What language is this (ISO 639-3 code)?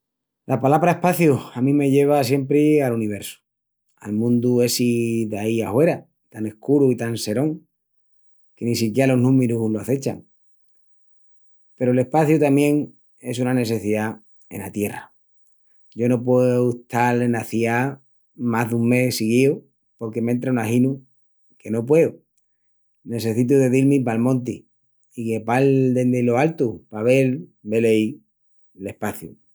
ext